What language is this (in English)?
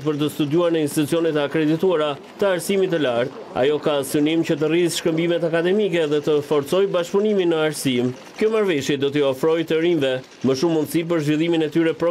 Romanian